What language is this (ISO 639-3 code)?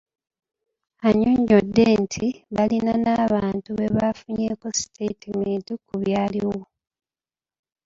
lug